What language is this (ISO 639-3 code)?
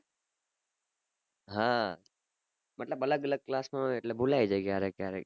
guj